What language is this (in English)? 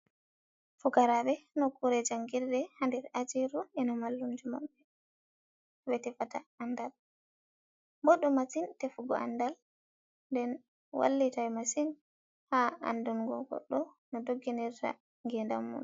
Fula